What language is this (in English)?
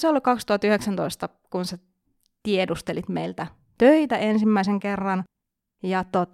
Finnish